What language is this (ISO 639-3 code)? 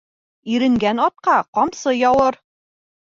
bak